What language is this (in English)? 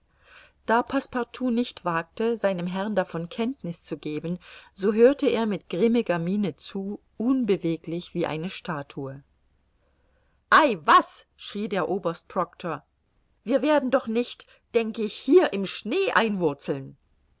German